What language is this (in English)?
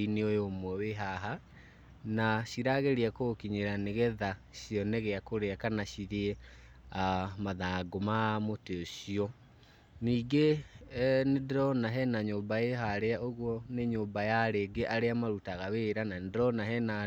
Kikuyu